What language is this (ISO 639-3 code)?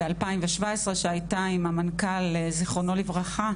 heb